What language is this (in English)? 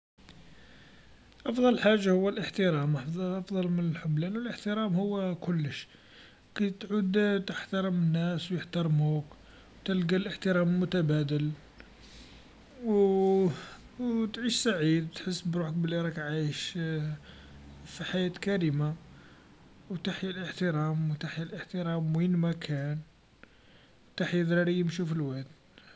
Algerian Arabic